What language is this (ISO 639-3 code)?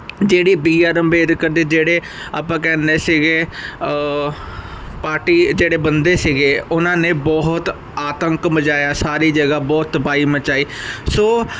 pan